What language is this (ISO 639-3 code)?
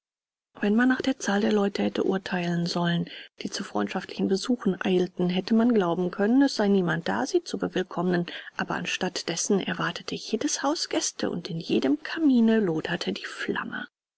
deu